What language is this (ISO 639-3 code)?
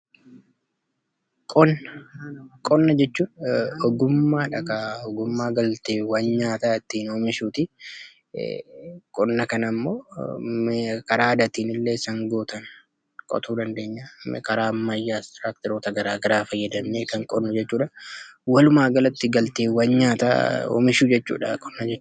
orm